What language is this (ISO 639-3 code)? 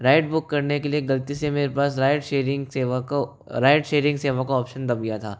hin